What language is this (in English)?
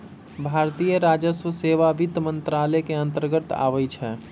Magahi